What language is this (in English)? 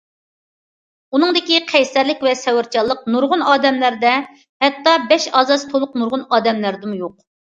Uyghur